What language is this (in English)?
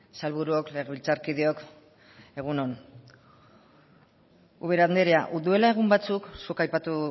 Basque